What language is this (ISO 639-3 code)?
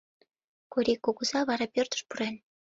chm